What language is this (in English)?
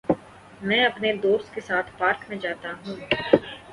Urdu